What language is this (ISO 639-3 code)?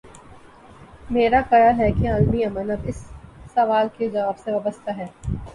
urd